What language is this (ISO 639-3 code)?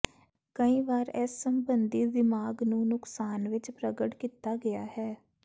pan